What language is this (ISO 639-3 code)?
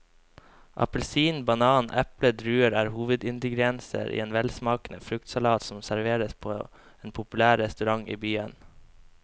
nor